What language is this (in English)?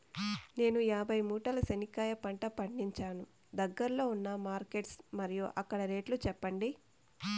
Telugu